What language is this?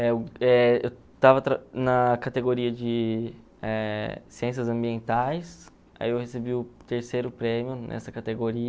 Portuguese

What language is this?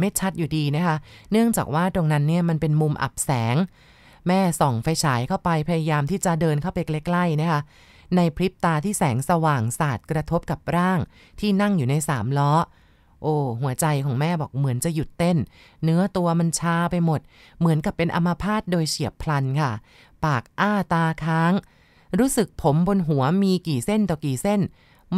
Thai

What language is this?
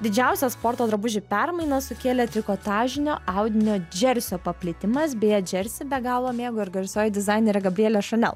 Lithuanian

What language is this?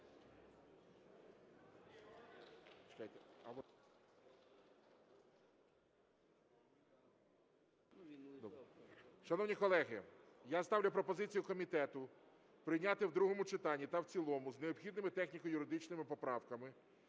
Ukrainian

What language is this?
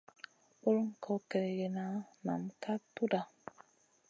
Masana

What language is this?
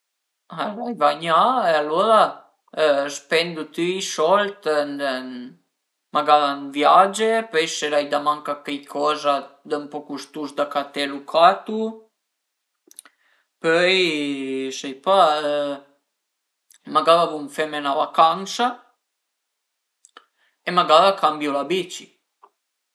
Piedmontese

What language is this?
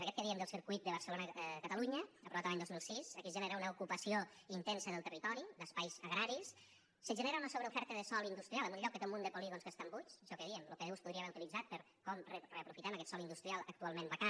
Catalan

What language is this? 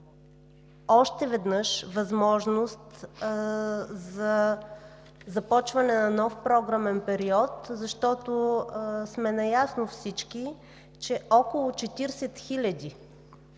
Bulgarian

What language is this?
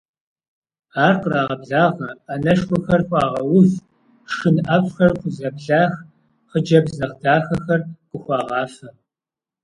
Kabardian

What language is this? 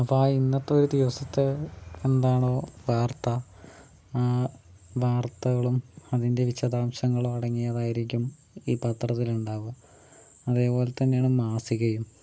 Malayalam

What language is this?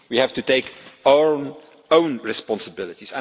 English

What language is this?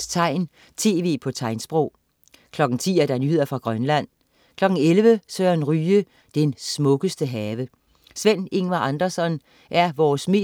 Danish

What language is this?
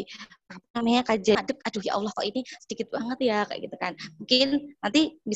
Indonesian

